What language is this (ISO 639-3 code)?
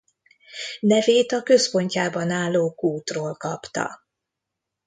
hun